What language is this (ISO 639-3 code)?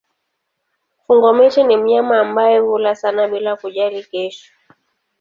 swa